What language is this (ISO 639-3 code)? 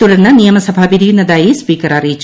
mal